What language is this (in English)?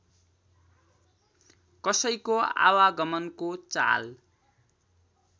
Nepali